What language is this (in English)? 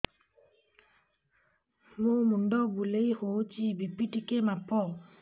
Odia